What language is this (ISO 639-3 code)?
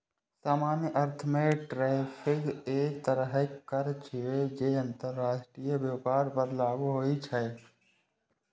mai